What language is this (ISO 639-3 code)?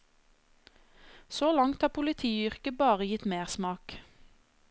nor